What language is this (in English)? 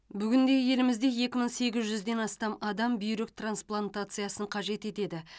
Kazakh